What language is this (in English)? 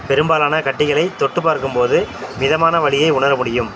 Tamil